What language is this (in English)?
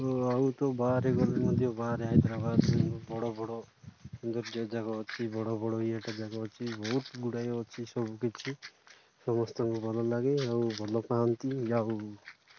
Odia